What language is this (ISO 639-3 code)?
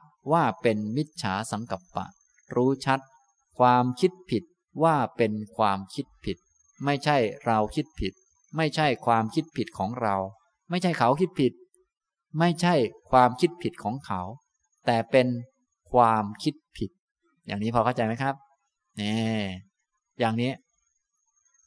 tha